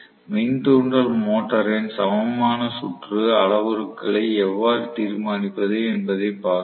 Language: Tamil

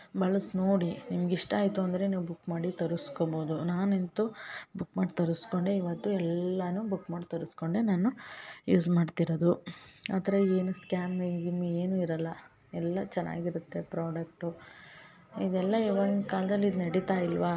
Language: Kannada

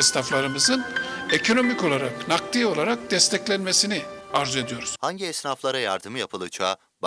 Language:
Turkish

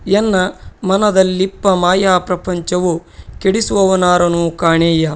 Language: Kannada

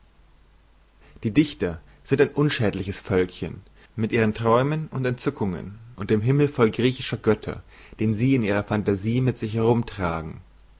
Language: German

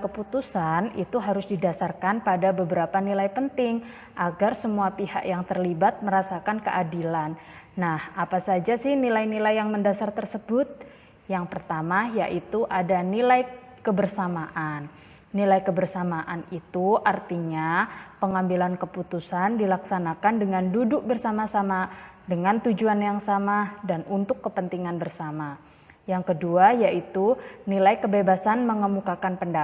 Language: Indonesian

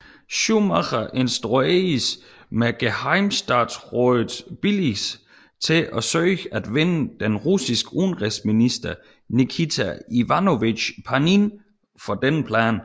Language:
Danish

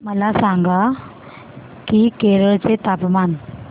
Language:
Marathi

